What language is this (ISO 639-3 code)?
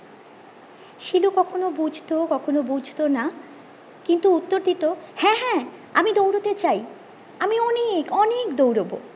ben